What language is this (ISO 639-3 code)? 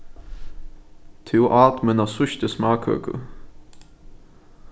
fao